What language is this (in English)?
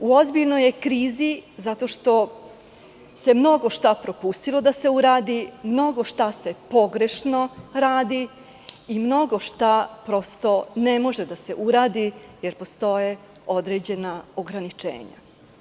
Serbian